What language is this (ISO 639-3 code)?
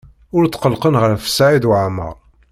kab